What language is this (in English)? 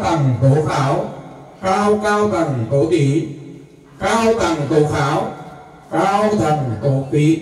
Vietnamese